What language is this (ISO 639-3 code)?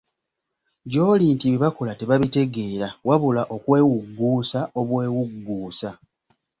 lug